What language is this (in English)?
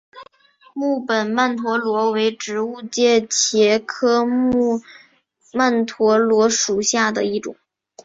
Chinese